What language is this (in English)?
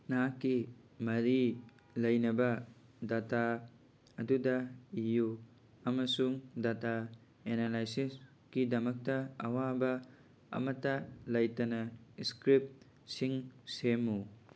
Manipuri